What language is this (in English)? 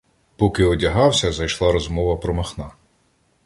Ukrainian